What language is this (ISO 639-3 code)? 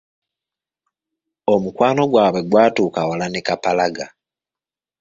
lug